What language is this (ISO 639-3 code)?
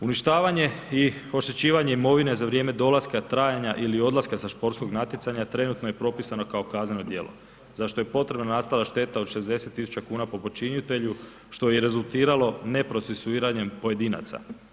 hrv